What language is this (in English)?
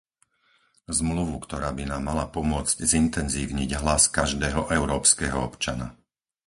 Slovak